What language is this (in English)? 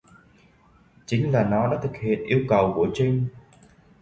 Vietnamese